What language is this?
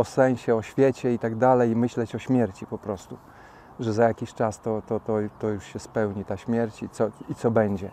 Polish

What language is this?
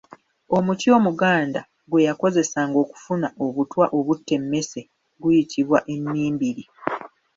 Ganda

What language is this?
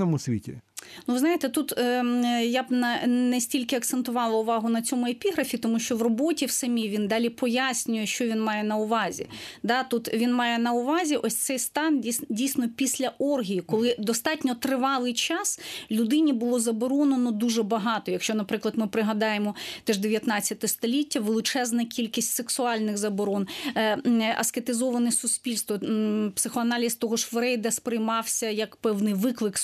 Ukrainian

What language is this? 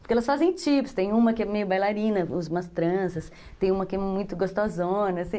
Portuguese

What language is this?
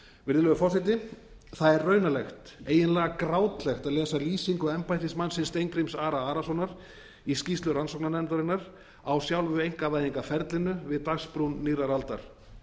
Icelandic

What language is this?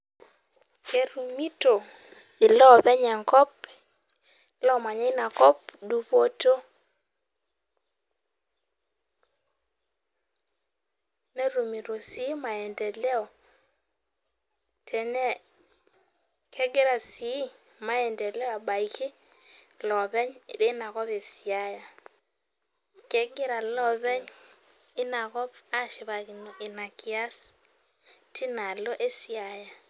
Masai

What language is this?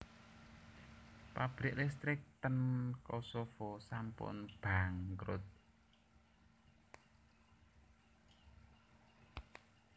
Javanese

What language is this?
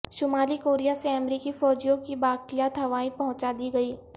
Urdu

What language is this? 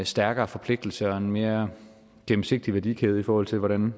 Danish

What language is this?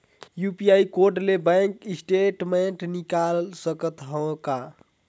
Chhattisgarhi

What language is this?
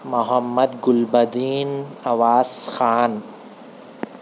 Urdu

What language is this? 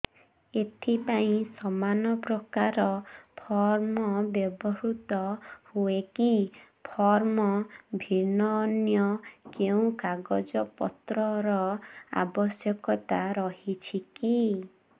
Odia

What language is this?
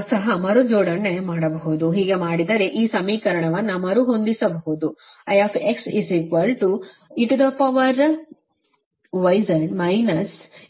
Kannada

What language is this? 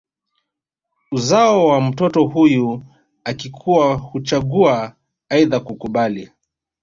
Swahili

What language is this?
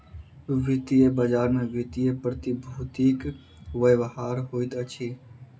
Maithili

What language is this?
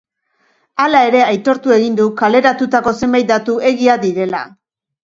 Basque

